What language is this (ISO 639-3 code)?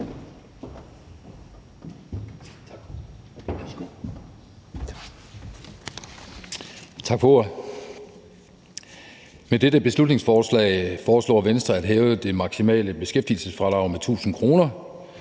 dan